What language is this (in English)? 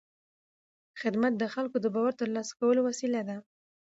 Pashto